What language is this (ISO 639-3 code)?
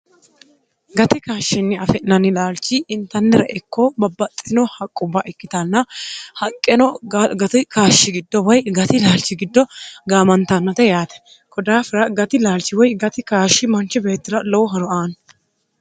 sid